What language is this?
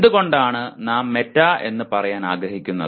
Malayalam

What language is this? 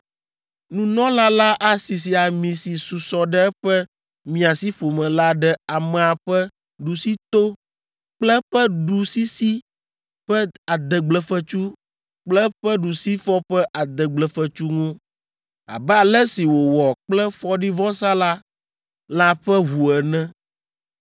Ewe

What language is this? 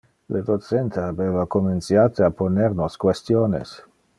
Interlingua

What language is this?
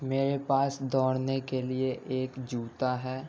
Urdu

